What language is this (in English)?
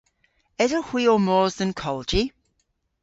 Cornish